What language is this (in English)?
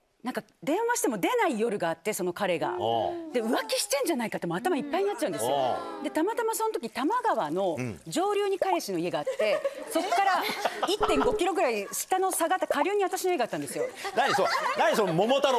Japanese